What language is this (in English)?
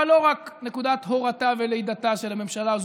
Hebrew